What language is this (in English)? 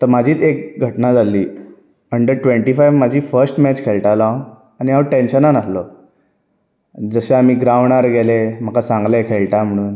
Konkani